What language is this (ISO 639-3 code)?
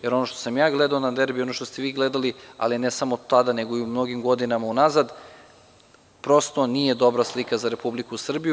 srp